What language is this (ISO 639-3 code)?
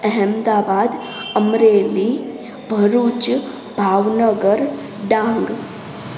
snd